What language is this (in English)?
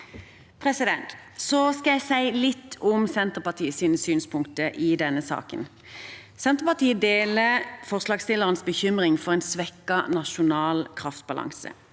Norwegian